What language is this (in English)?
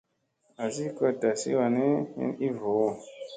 Musey